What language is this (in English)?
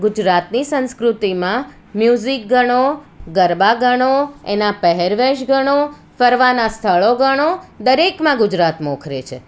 Gujarati